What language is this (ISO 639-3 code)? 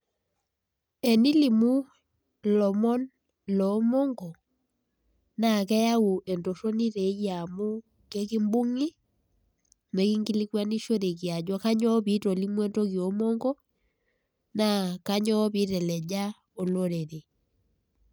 mas